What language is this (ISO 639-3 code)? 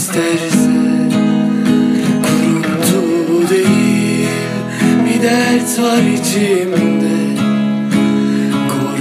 tur